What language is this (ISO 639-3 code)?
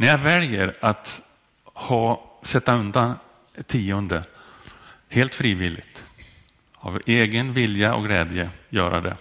swe